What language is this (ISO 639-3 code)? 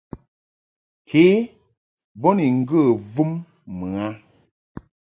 mhk